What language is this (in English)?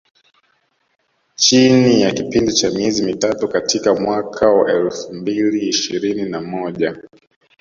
Swahili